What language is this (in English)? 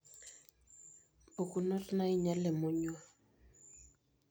Masai